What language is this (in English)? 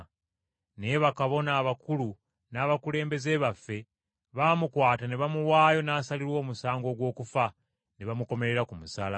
Ganda